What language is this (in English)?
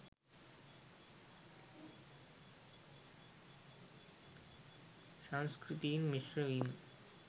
Sinhala